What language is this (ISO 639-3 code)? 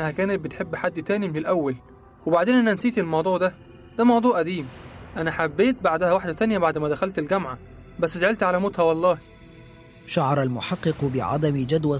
ara